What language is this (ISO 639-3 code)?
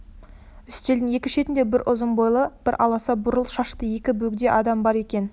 kaz